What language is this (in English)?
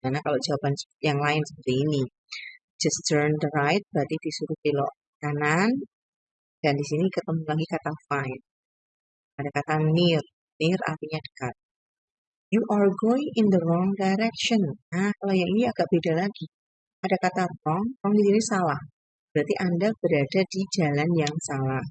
Indonesian